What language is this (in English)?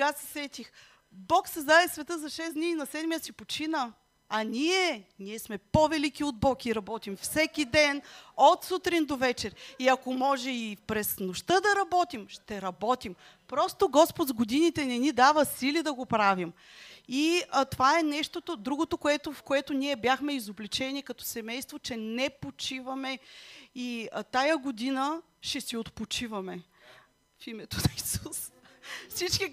Bulgarian